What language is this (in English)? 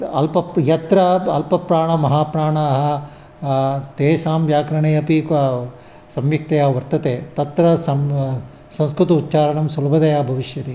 Sanskrit